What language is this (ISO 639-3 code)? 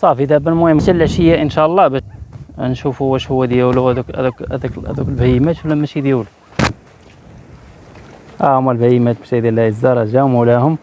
ara